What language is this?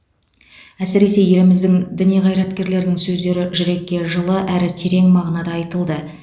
Kazakh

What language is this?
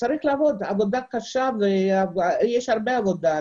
Hebrew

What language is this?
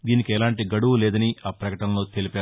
Telugu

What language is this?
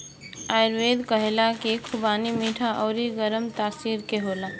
Bhojpuri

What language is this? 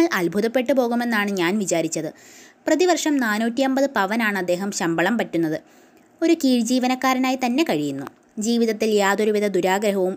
Malayalam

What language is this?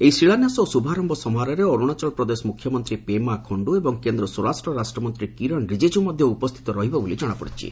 Odia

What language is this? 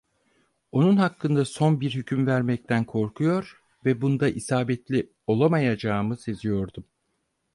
Turkish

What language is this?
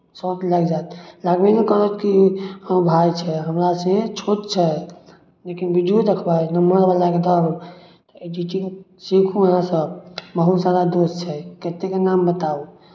Maithili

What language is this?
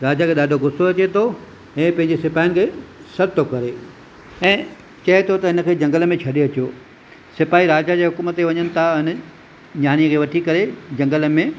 Sindhi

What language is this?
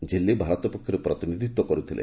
Odia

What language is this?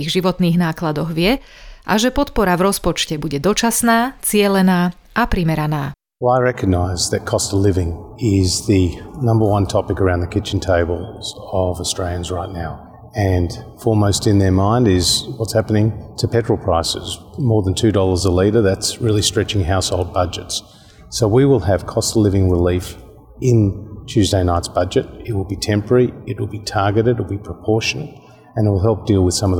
Slovak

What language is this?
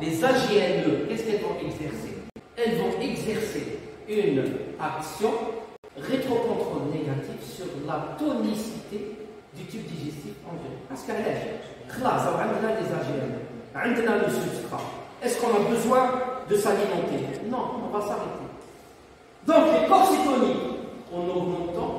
French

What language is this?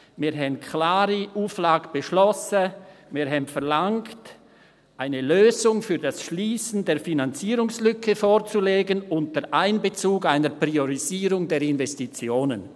Swiss German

